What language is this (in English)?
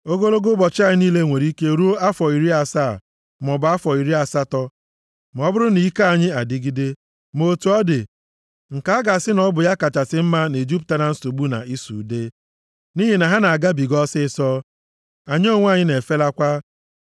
Igbo